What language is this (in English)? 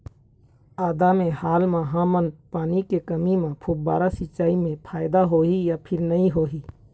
Chhattisgarhi